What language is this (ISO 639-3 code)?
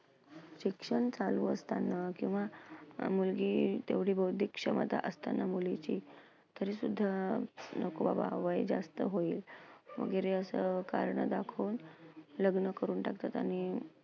mar